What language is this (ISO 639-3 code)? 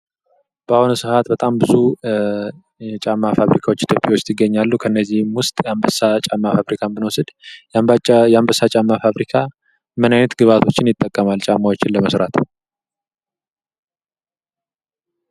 amh